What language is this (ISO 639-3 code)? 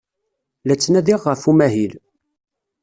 kab